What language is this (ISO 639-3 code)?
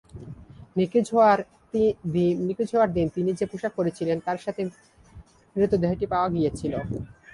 ben